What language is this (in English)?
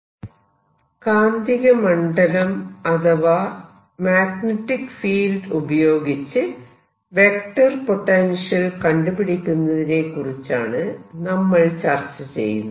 Malayalam